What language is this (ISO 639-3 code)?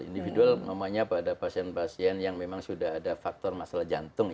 ind